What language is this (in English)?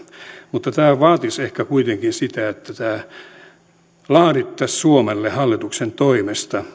Finnish